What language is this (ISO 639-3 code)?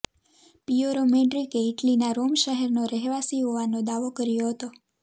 guj